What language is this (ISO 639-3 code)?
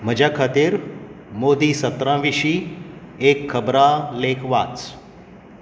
kok